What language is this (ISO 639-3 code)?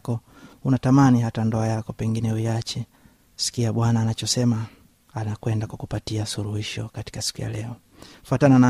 swa